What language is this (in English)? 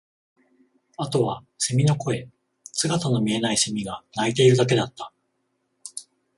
Japanese